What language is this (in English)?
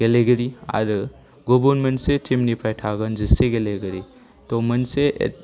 Bodo